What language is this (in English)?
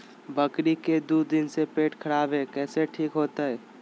Magahi